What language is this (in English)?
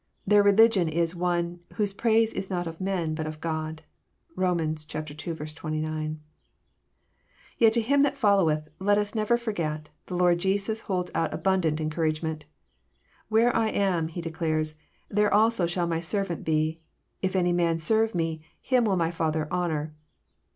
English